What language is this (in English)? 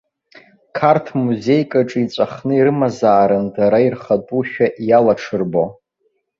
Abkhazian